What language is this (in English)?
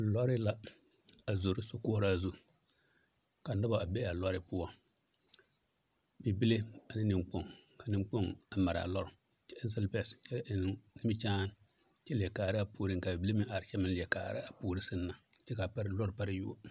Southern Dagaare